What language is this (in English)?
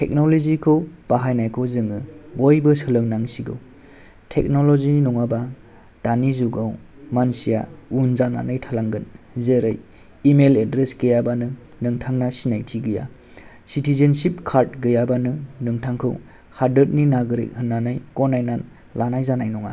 Bodo